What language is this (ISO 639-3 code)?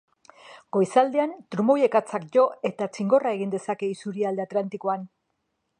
eus